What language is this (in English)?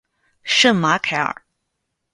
Chinese